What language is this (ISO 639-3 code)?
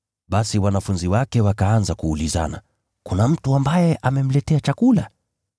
swa